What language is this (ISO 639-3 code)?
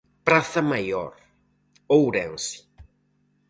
glg